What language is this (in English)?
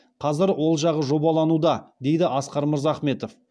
Kazakh